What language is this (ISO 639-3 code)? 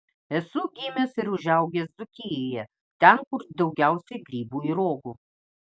lit